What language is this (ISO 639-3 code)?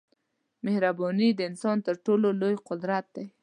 pus